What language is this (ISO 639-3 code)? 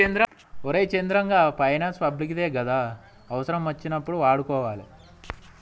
tel